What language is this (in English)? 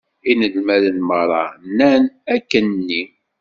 Kabyle